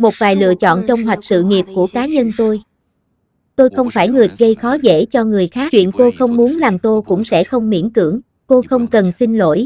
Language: Vietnamese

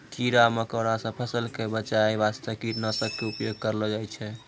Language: Maithili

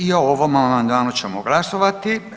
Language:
Croatian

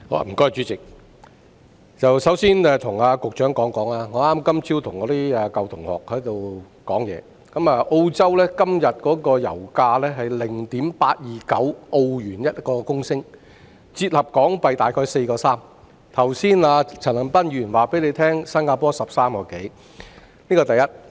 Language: Cantonese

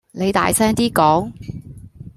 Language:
Cantonese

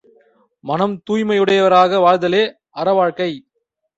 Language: Tamil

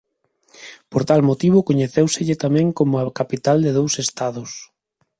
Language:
Galician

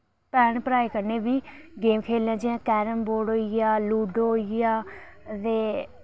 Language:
Dogri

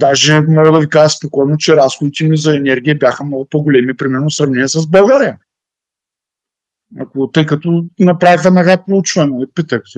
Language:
Bulgarian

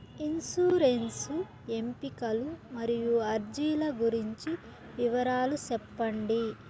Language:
Telugu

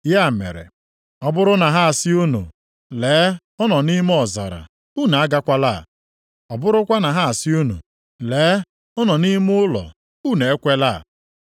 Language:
Igbo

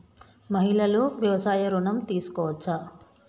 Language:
Telugu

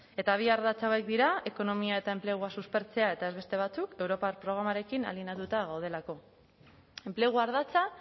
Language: Basque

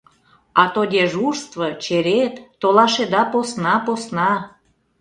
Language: Mari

